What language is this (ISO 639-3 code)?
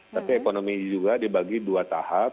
ind